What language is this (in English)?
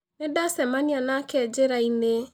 Kikuyu